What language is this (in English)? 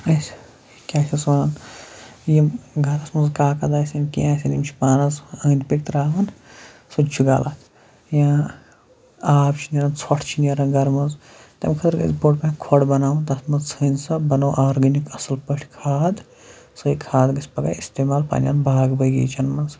Kashmiri